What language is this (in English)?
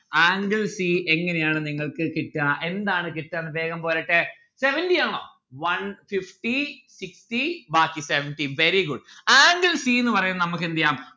Malayalam